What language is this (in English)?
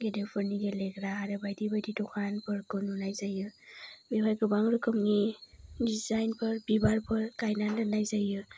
Bodo